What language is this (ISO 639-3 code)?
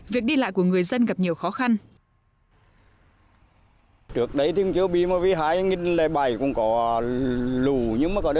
vie